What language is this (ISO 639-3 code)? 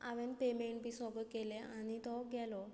kok